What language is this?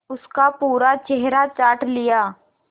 Hindi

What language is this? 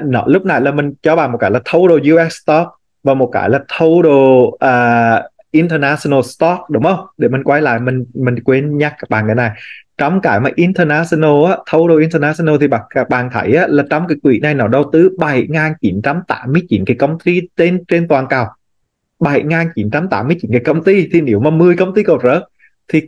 Vietnamese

